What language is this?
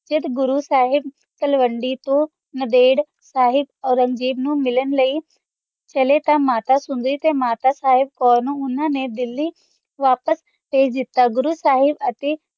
Punjabi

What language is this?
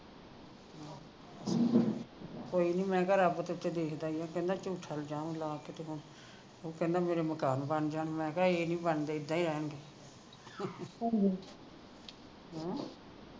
Punjabi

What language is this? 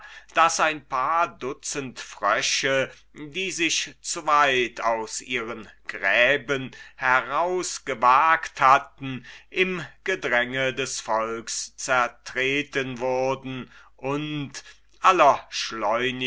German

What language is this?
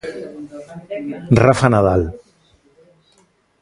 Galician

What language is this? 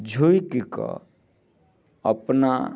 Maithili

